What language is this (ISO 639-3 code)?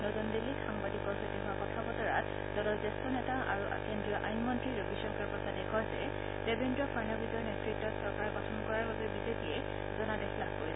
asm